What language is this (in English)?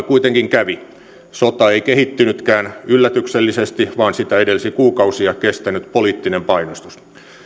Finnish